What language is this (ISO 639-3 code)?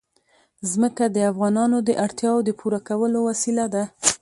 pus